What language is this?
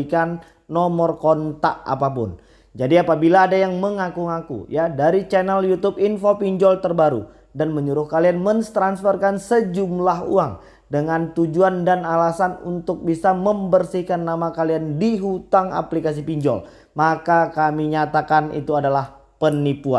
Indonesian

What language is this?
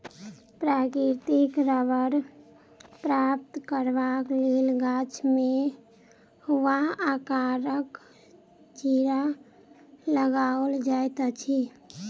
Maithili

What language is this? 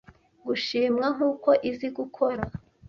Kinyarwanda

